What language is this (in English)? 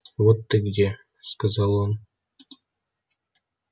Russian